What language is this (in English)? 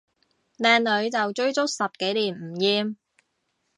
Cantonese